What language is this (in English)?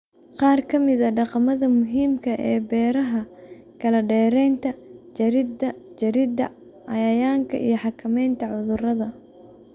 Somali